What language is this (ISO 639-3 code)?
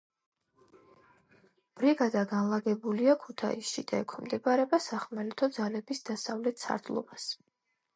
kat